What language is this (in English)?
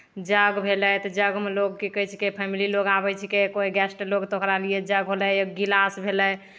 Maithili